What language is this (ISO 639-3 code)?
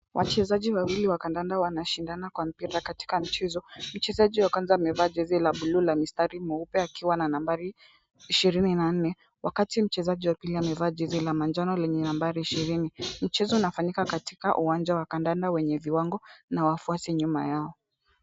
swa